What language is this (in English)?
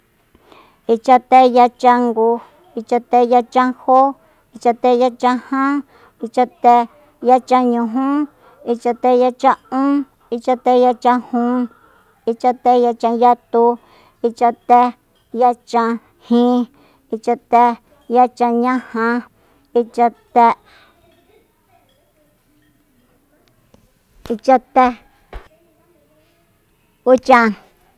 Soyaltepec Mazatec